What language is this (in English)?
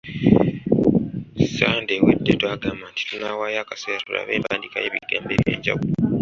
Ganda